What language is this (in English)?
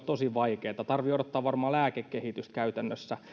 Finnish